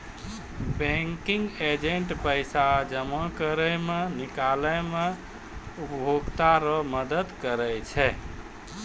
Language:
Maithili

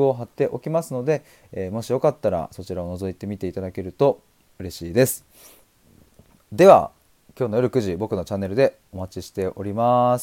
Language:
Japanese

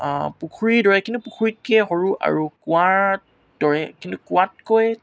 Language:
Assamese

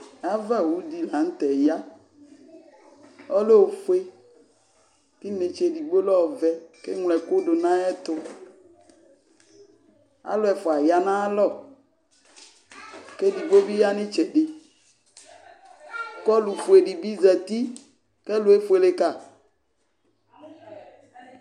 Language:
Ikposo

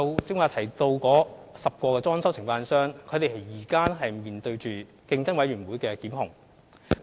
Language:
Cantonese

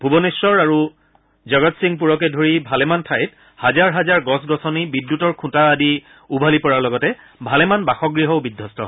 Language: Assamese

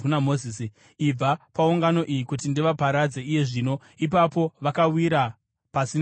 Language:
Shona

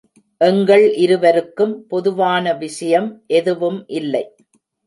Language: Tamil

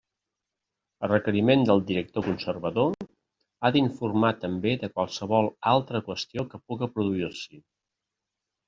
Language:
Catalan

